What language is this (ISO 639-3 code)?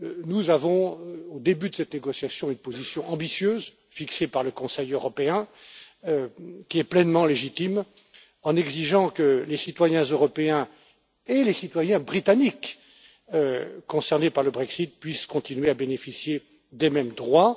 fra